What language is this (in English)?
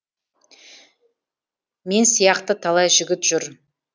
Kazakh